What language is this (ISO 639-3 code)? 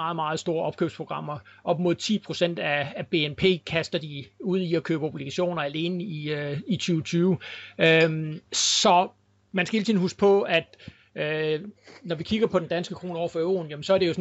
dan